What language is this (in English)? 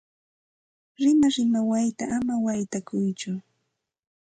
Santa Ana de Tusi Pasco Quechua